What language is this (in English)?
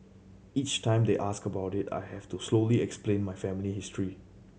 English